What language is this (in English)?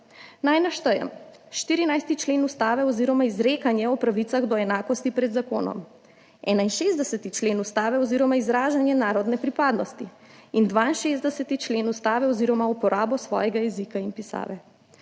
Slovenian